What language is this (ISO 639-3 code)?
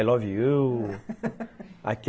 por